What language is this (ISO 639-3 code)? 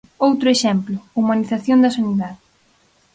glg